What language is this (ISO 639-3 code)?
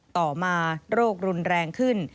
tha